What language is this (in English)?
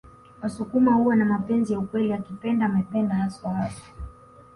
Swahili